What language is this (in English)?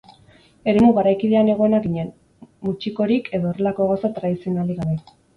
Basque